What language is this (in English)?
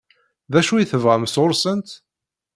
Kabyle